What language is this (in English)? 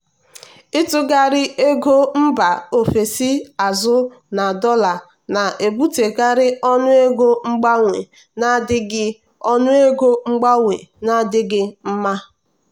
Igbo